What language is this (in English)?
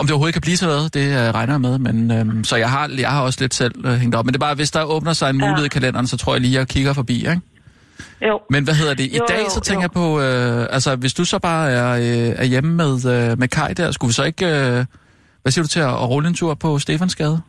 Danish